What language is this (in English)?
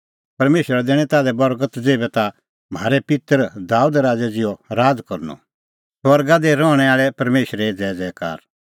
Kullu Pahari